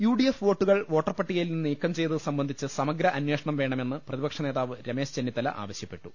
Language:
Malayalam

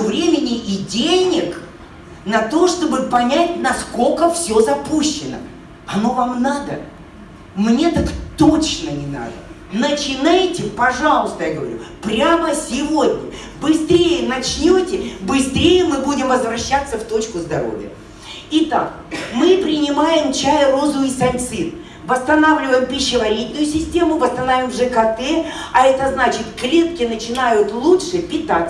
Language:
Russian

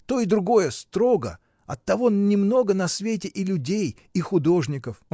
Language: Russian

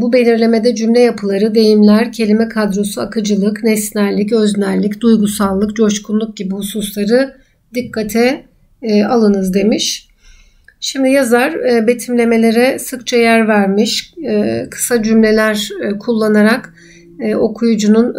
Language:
Turkish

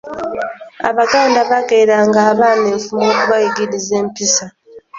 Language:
Ganda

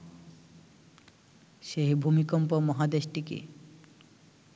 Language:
Bangla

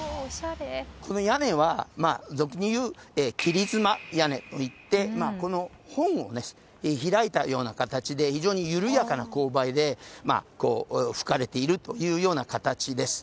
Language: Japanese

